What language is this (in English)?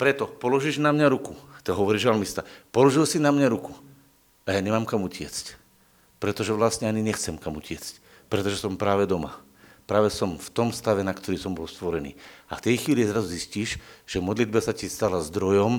Slovak